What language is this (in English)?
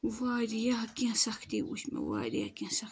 Kashmiri